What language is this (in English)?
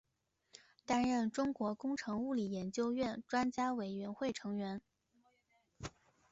Chinese